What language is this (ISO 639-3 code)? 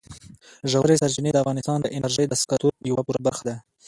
pus